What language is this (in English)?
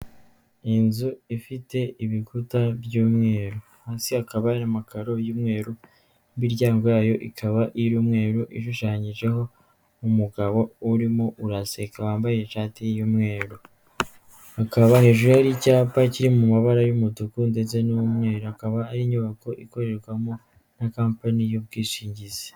Kinyarwanda